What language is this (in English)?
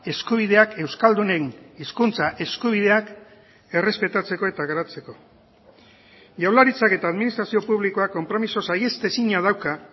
Basque